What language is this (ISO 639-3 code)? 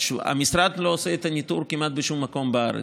heb